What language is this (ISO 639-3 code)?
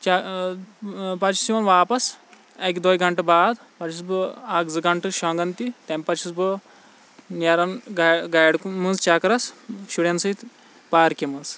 kas